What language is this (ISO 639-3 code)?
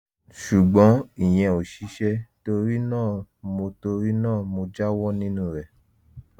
yor